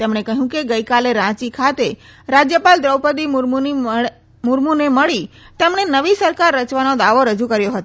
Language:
Gujarati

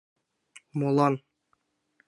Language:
Mari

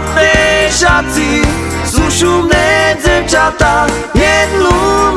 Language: Slovak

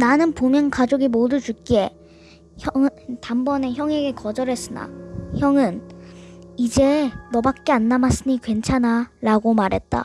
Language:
Korean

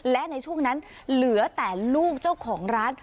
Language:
Thai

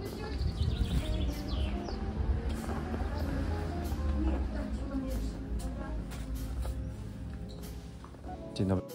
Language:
Polish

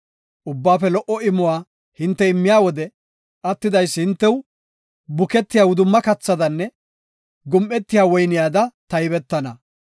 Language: Gofa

